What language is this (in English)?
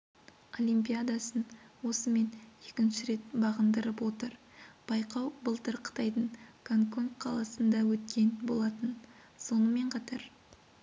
Kazakh